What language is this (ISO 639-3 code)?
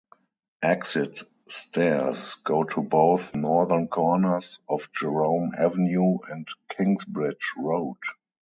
eng